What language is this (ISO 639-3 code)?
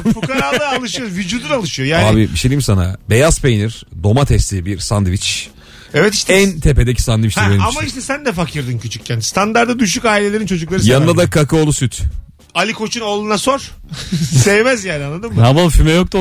tur